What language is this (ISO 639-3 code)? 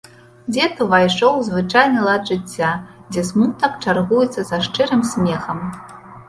bel